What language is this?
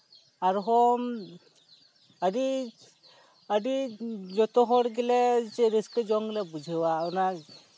Santali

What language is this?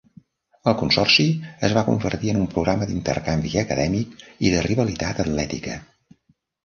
Catalan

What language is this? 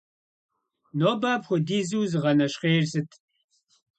Kabardian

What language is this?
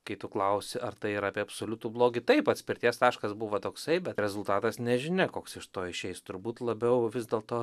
Lithuanian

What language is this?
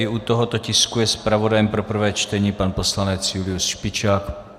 Czech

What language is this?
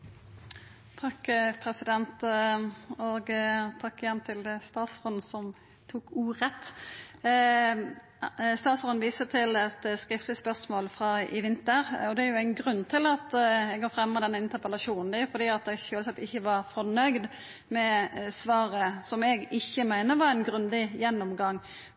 Norwegian Nynorsk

